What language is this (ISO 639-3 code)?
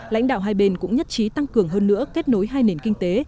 vie